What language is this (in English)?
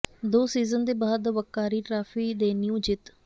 Punjabi